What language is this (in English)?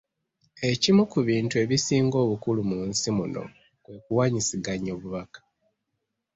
Ganda